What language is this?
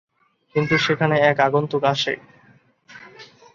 Bangla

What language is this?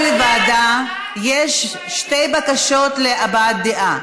Hebrew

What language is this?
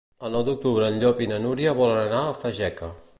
Catalan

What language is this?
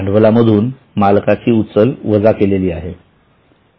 Marathi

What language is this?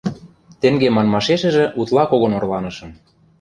Western Mari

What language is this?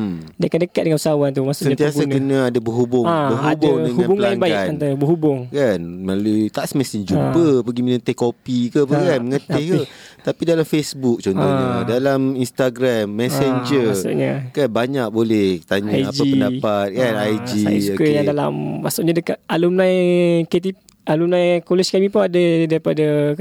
Malay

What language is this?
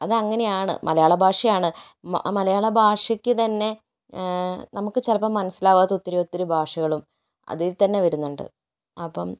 Malayalam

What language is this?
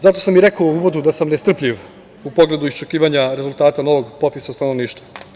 Serbian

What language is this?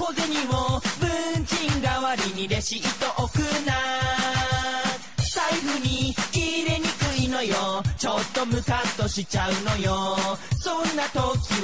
Japanese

